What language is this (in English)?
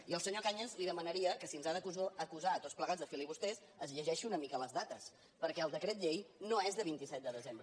Catalan